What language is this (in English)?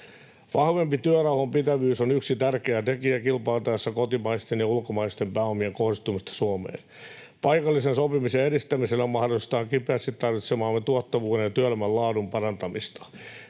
Finnish